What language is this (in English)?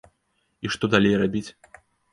Belarusian